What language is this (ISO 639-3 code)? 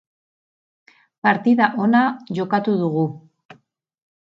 eus